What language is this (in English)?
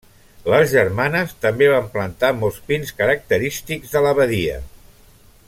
Catalan